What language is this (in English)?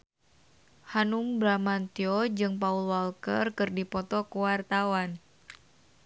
Sundanese